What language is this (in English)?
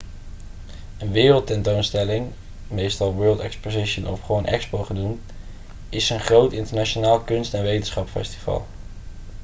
Dutch